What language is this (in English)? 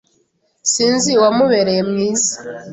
Kinyarwanda